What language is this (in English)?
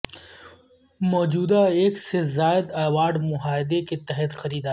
Urdu